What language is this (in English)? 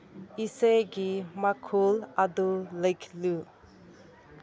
Manipuri